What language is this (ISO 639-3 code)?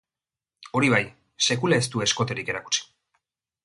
eus